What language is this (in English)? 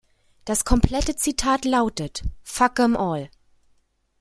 German